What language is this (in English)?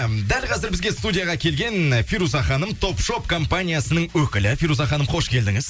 Kazakh